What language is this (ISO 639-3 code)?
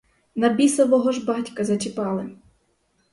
ukr